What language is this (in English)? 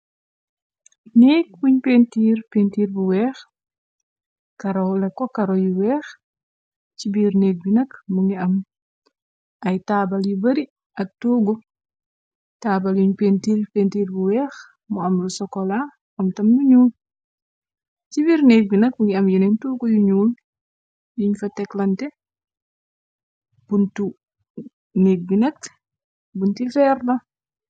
Wolof